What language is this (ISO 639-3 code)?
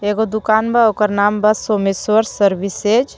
bho